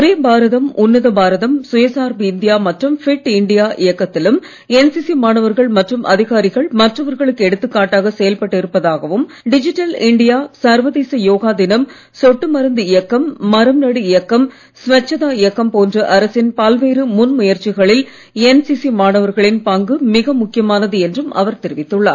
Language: Tamil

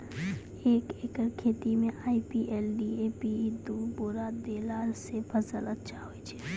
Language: Maithili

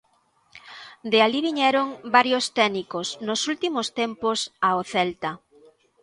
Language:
Galician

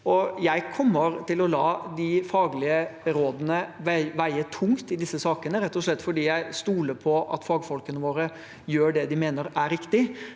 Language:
Norwegian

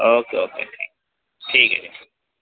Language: Urdu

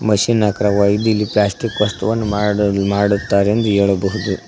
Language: Kannada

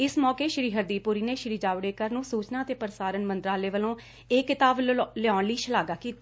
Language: Punjabi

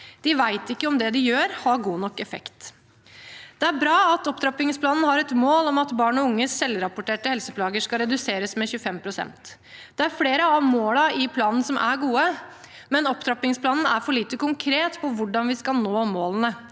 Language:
Norwegian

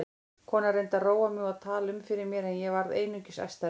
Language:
Icelandic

